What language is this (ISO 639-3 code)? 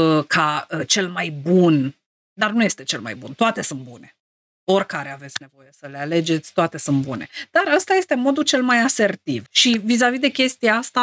ron